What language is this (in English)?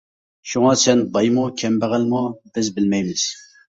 Uyghur